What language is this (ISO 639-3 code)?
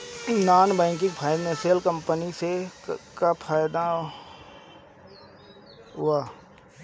bho